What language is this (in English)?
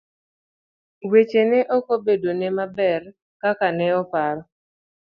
Luo (Kenya and Tanzania)